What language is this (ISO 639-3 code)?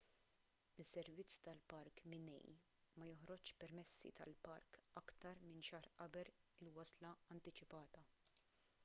mlt